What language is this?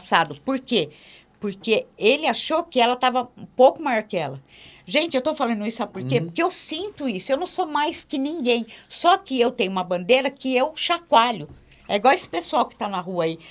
Portuguese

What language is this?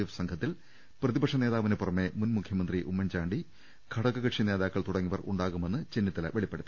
Malayalam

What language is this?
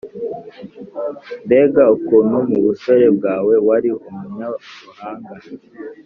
Kinyarwanda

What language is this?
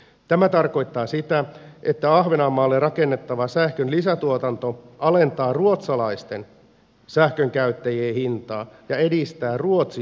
Finnish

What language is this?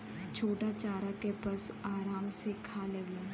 Bhojpuri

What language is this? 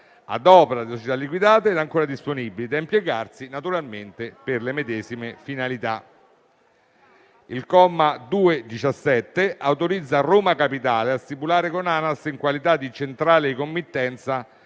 Italian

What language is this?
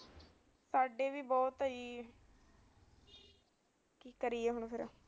Punjabi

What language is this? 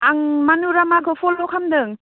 Bodo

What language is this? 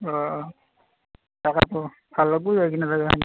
Assamese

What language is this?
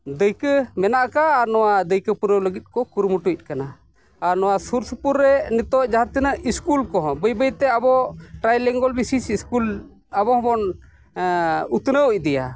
Santali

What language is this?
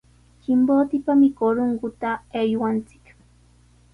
Sihuas Ancash Quechua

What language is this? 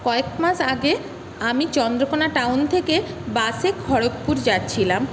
Bangla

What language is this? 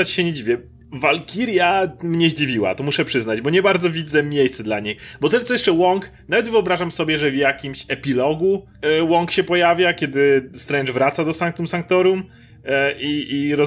Polish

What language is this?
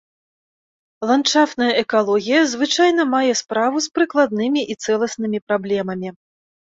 Belarusian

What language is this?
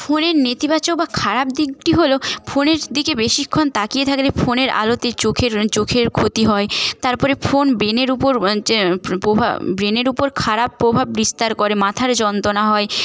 Bangla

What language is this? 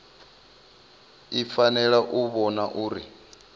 Venda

